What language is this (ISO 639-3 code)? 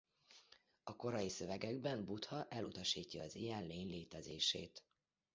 hun